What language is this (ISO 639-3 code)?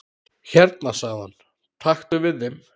isl